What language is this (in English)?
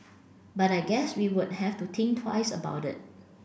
English